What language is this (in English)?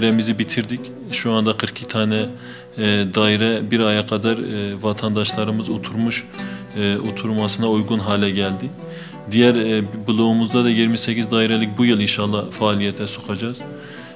Turkish